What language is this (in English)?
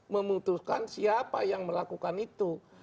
Indonesian